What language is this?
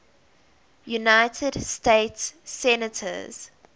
English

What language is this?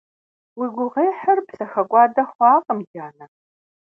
Kabardian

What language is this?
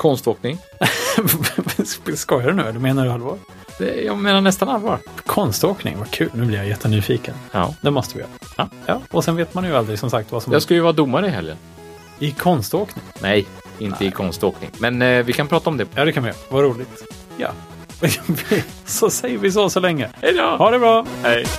Swedish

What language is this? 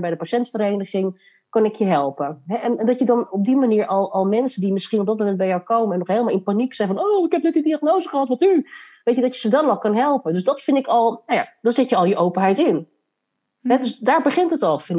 Dutch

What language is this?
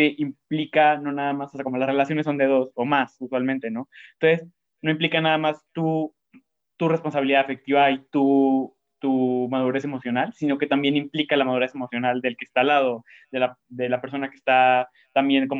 Spanish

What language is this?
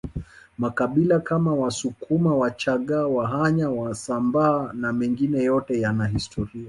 Swahili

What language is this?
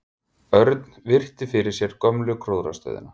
Icelandic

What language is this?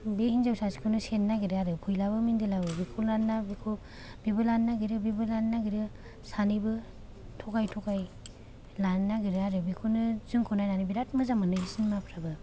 Bodo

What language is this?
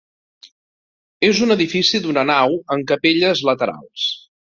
Catalan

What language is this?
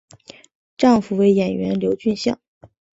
Chinese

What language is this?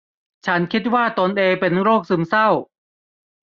Thai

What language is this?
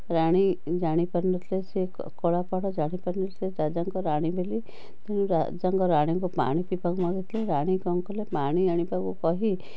Odia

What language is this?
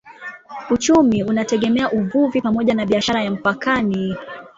Swahili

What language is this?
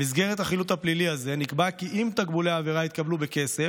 Hebrew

